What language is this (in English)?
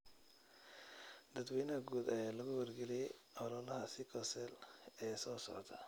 Somali